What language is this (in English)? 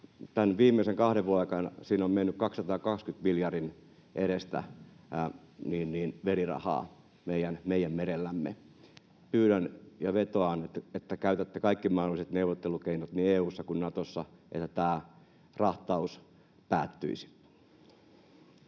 Finnish